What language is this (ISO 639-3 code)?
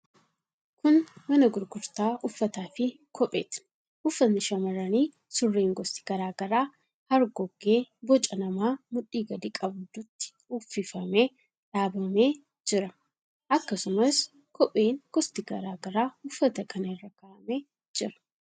orm